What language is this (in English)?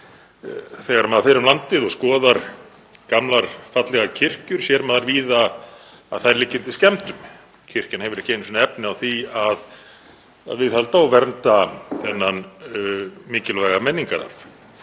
Icelandic